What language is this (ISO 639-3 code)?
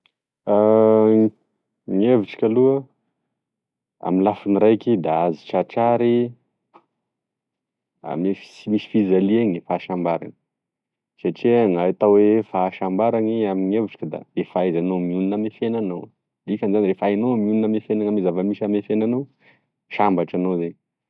tkg